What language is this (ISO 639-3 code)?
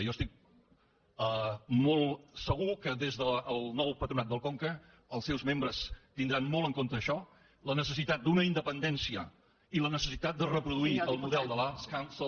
cat